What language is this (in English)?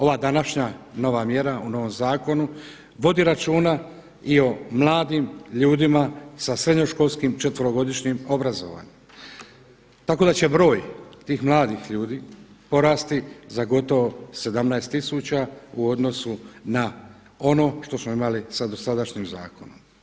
Croatian